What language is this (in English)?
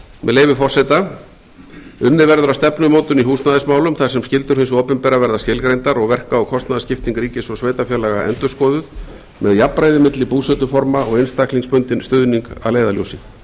Icelandic